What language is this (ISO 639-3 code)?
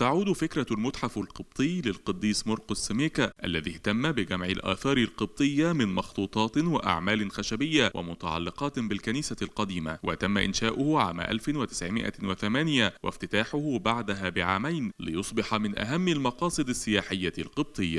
ara